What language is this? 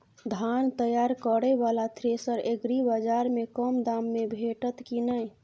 Maithili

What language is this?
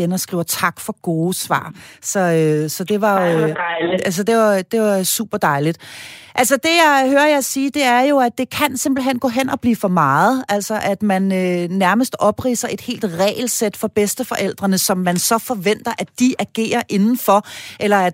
Danish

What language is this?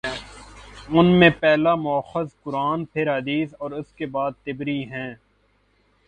Urdu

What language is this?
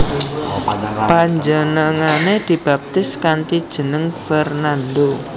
Javanese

